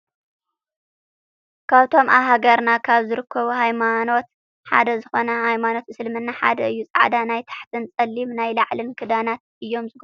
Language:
Tigrinya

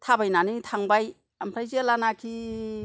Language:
Bodo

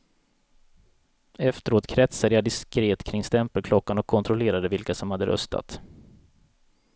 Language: Swedish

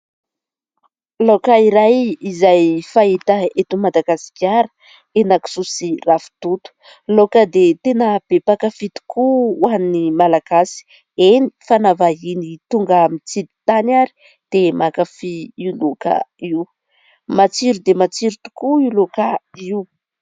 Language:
Malagasy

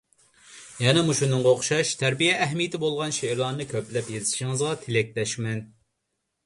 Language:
Uyghur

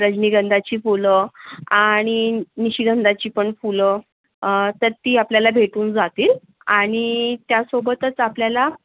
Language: Marathi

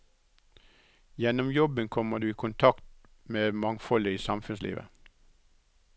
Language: Norwegian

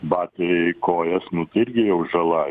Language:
Lithuanian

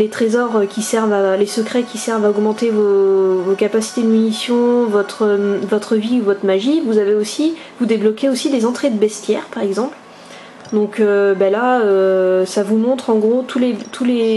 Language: French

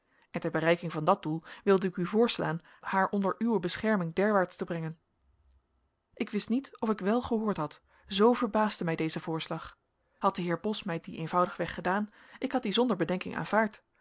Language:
Dutch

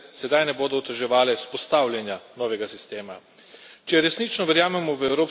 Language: Slovenian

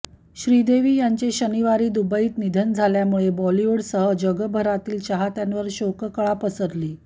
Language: Marathi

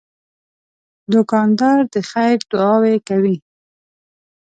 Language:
Pashto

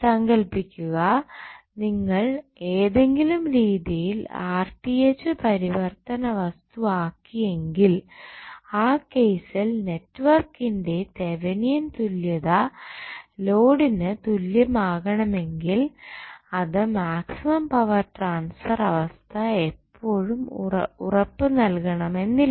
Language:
Malayalam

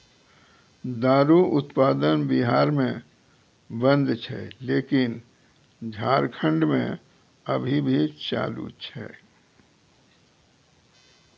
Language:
Maithili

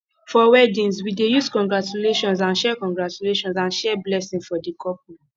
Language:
Nigerian Pidgin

